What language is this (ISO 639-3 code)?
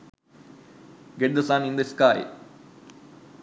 sin